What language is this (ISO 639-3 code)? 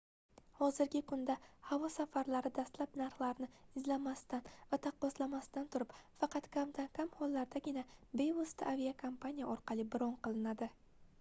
uzb